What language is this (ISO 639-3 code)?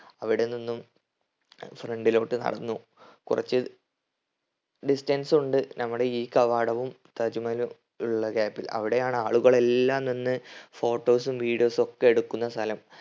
mal